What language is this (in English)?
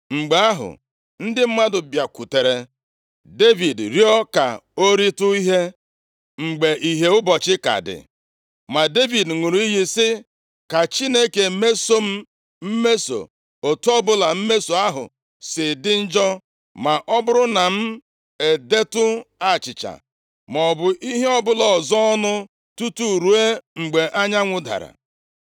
Igbo